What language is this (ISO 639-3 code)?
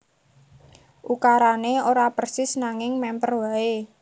jav